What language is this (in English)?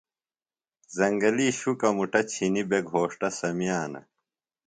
Phalura